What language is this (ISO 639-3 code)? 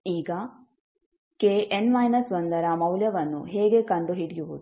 kan